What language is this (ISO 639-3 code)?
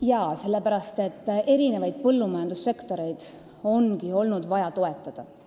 est